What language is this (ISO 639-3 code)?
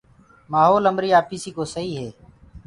ggg